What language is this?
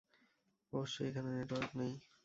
Bangla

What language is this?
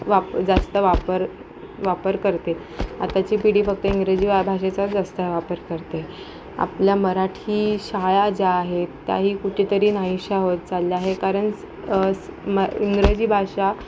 Marathi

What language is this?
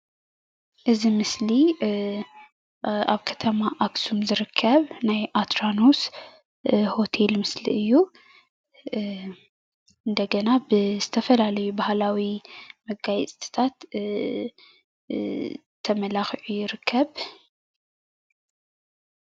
Tigrinya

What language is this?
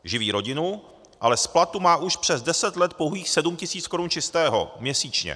Czech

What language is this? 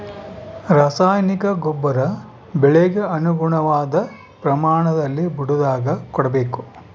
Kannada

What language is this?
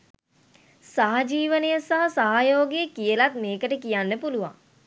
Sinhala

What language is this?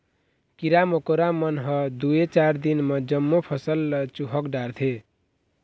Chhattisgarhi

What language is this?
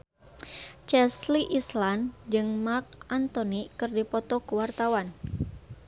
Sundanese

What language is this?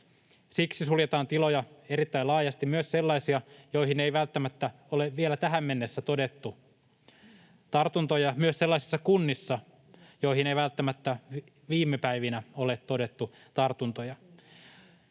Finnish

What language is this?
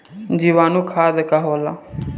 Bhojpuri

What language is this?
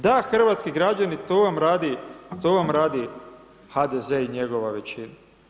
Croatian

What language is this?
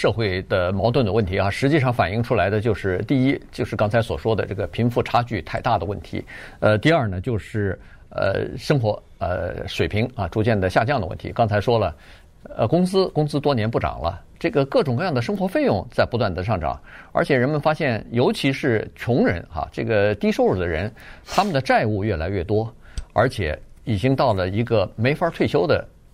Chinese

